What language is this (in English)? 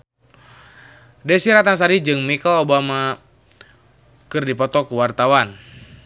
Sundanese